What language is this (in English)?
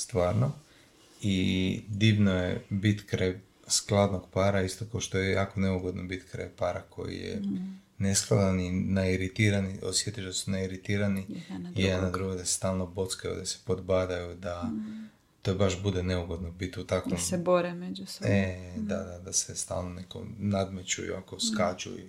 Croatian